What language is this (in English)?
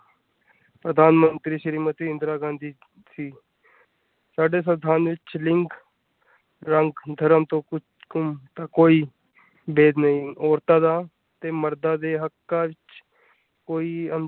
Punjabi